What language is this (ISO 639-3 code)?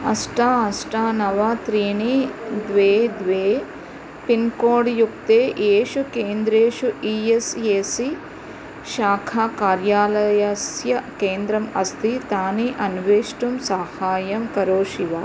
san